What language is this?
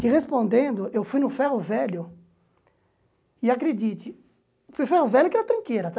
Portuguese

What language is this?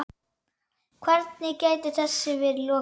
Icelandic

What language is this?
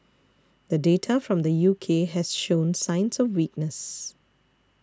English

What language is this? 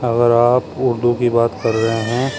Urdu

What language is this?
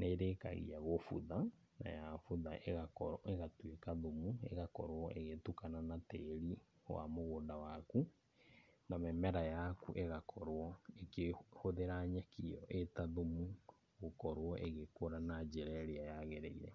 Kikuyu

